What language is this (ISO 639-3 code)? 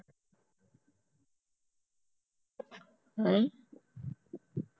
pan